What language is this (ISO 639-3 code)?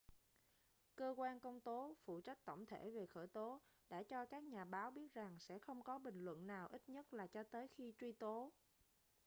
vie